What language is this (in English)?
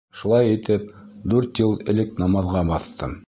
Bashkir